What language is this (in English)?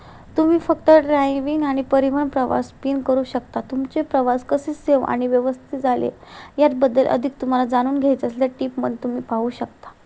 Marathi